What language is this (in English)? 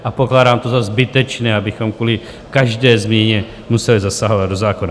Czech